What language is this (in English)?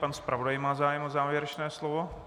Czech